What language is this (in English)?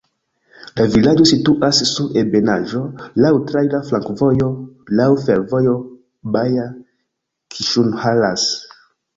Esperanto